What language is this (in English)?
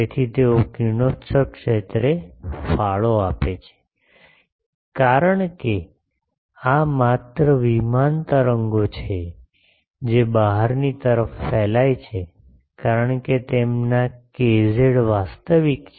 Gujarati